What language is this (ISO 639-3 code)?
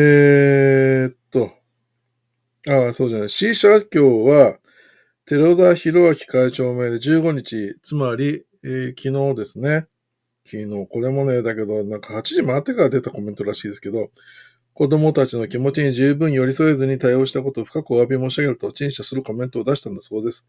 jpn